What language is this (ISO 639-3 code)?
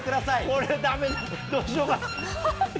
jpn